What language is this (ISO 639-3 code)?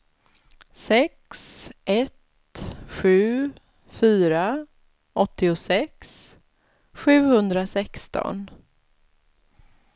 swe